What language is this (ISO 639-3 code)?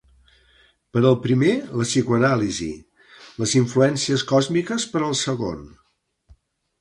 cat